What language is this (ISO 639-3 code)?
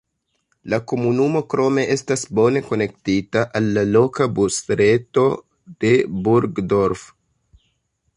epo